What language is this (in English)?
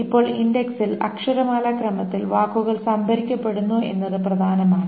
Malayalam